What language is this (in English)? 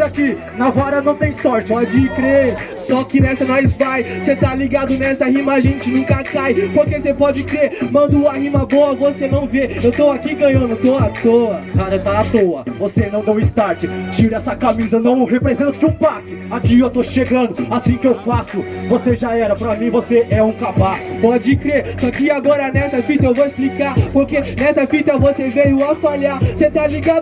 Portuguese